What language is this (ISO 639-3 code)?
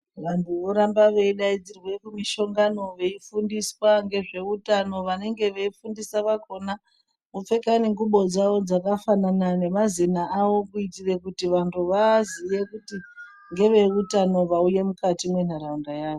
ndc